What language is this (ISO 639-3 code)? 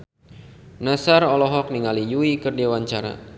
sun